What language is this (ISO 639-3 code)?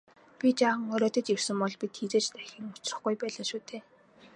mon